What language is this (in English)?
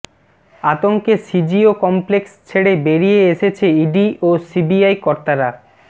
Bangla